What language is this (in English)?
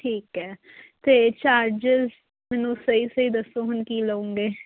Punjabi